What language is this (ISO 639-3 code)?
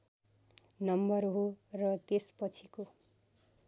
nep